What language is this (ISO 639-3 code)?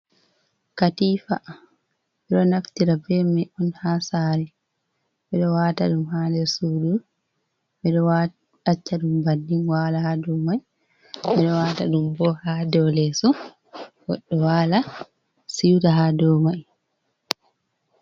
ful